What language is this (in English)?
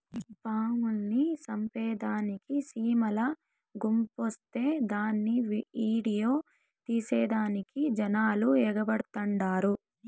Telugu